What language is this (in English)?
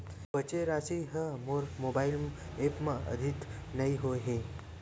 Chhattisgarhi